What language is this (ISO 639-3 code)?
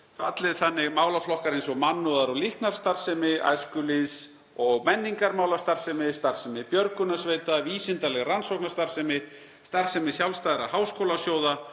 isl